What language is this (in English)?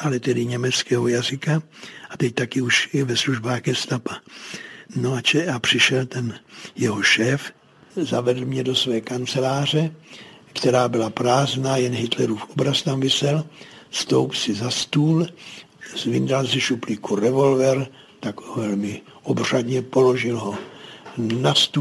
Czech